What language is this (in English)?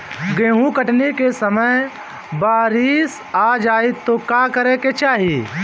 Bhojpuri